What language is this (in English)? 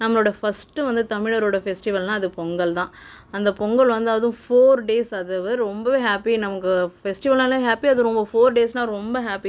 Tamil